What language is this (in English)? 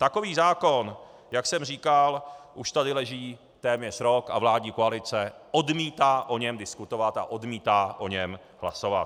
Czech